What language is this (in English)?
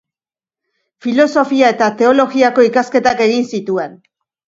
Basque